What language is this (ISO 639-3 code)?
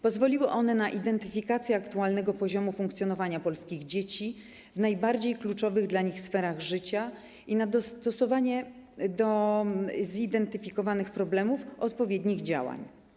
pol